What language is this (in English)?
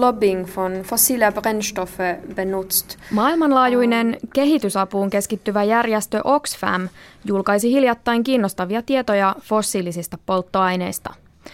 Finnish